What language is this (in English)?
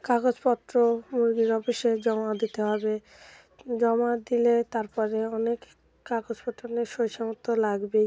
Bangla